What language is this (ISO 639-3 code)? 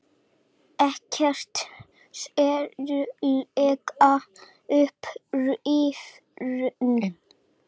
isl